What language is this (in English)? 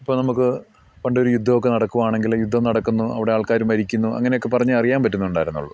Malayalam